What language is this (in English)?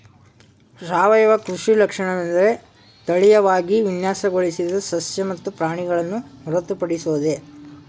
Kannada